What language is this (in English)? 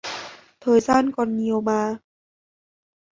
Vietnamese